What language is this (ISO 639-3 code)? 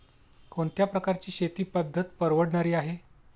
mar